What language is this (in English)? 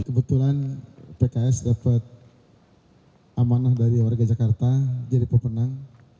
Indonesian